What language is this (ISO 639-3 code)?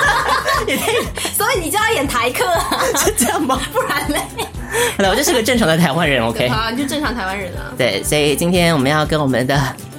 zho